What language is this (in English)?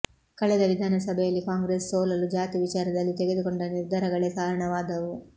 Kannada